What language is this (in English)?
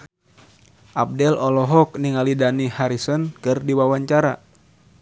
Sundanese